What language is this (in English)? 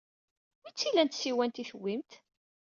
Kabyle